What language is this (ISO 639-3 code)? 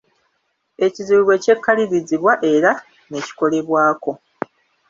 lug